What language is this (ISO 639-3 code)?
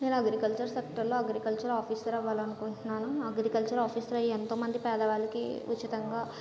tel